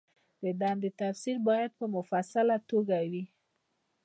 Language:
Pashto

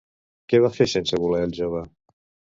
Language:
Catalan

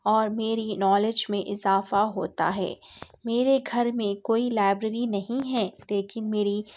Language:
Urdu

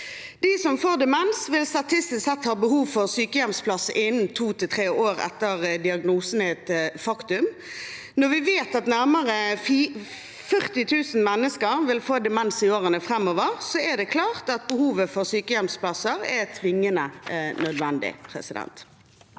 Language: Norwegian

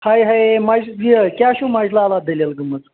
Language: Kashmiri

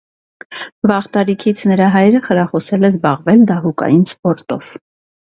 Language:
Armenian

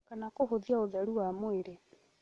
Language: Kikuyu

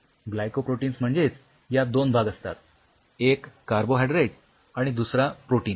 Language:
Marathi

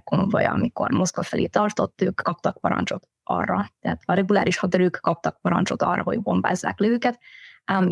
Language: Hungarian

